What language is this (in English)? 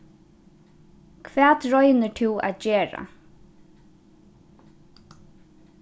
Faroese